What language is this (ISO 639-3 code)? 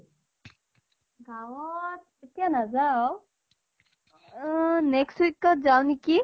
asm